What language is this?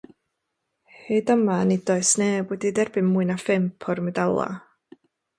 Welsh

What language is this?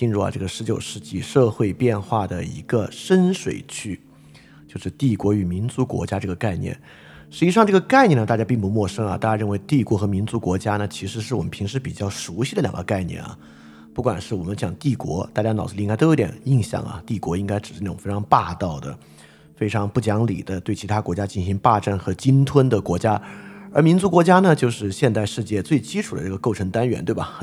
Chinese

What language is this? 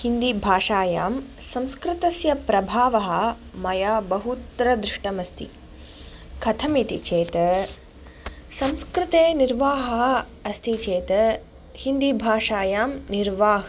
Sanskrit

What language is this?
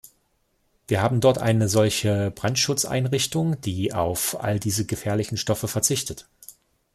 German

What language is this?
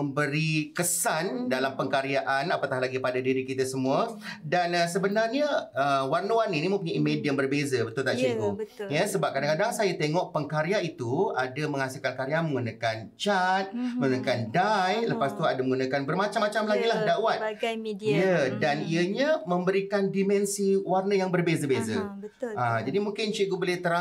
Malay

